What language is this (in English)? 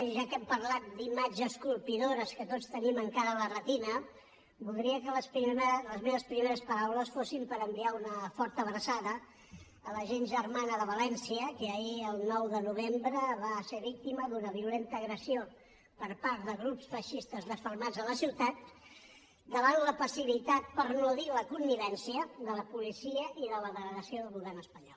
Catalan